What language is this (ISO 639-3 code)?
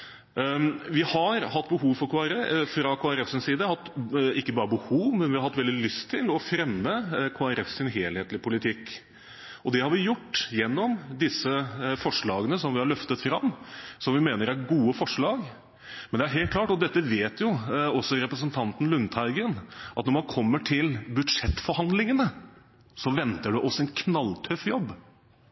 nob